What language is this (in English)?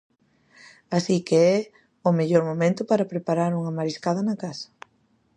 Galician